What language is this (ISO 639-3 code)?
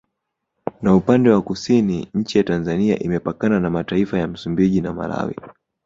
swa